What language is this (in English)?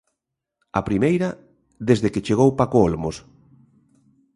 Galician